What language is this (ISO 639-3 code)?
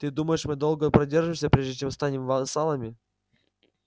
rus